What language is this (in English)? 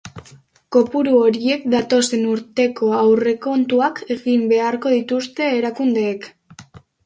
Basque